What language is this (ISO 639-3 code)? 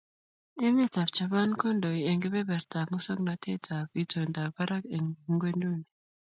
kln